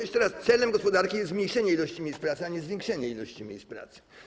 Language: Polish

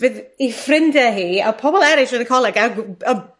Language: Welsh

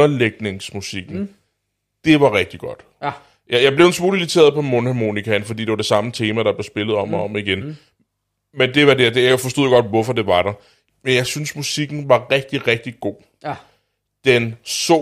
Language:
Danish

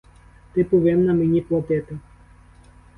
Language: Ukrainian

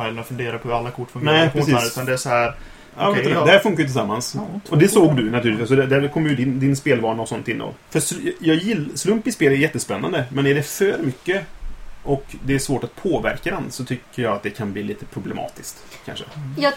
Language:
Swedish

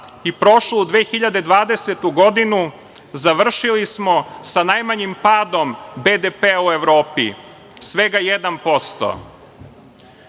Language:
Serbian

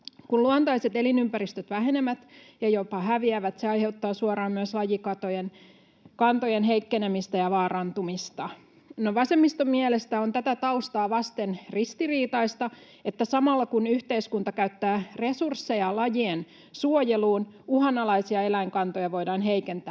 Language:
Finnish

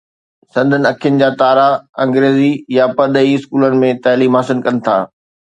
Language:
Sindhi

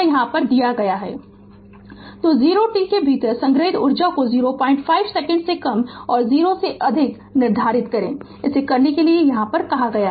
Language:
Hindi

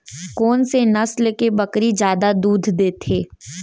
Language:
Chhattisgarhi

